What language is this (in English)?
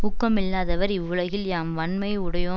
Tamil